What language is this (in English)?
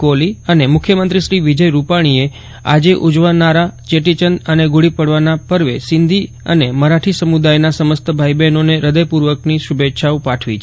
Gujarati